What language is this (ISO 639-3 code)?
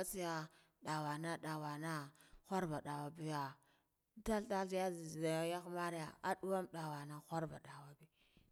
gdf